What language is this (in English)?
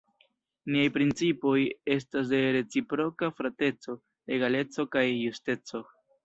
Esperanto